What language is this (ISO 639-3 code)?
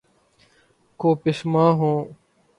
urd